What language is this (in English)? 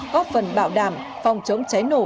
Vietnamese